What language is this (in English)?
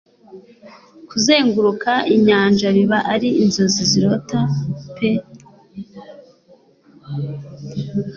Kinyarwanda